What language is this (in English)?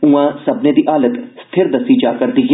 Dogri